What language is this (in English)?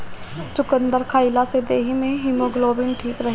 Bhojpuri